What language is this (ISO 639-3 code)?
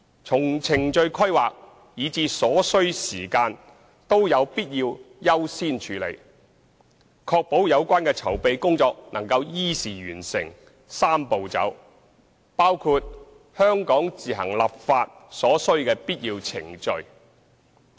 yue